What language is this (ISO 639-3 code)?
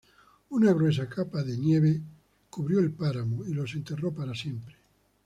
spa